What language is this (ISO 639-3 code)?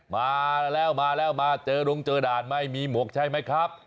tha